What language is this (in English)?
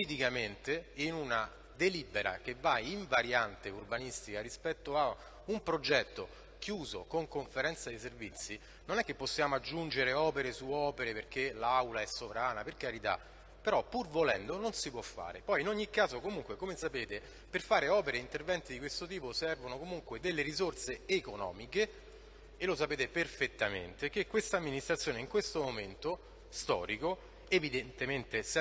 Italian